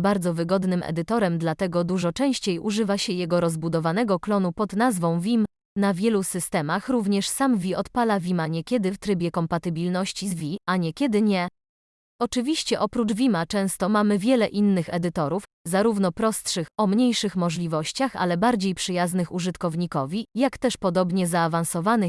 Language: Polish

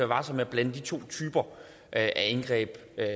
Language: Danish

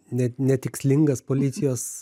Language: Lithuanian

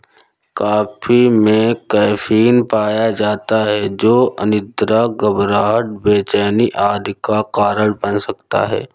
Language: Hindi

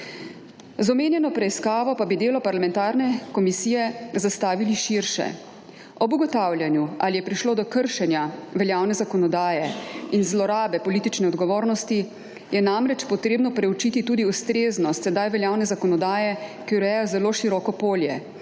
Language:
Slovenian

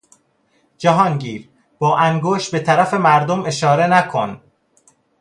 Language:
Persian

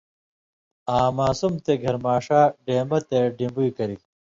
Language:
Indus Kohistani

